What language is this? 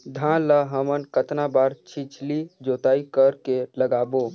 Chhattisgarhi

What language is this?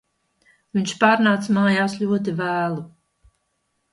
Latvian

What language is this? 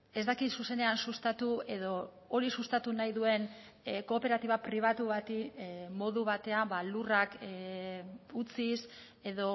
Basque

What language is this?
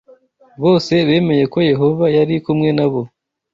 Kinyarwanda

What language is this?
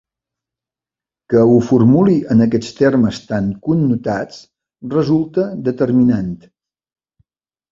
Catalan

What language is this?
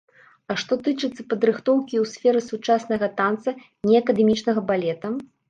Belarusian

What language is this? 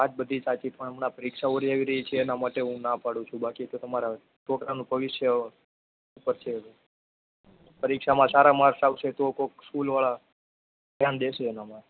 Gujarati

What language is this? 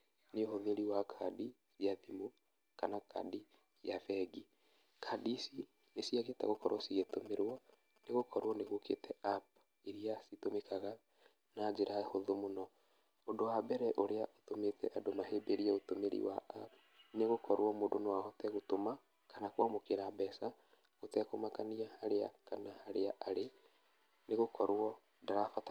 Kikuyu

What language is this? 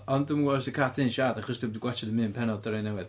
Welsh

